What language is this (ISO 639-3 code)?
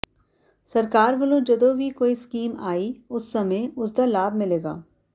pan